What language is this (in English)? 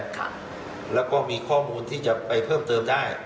Thai